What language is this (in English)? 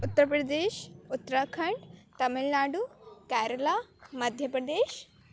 Urdu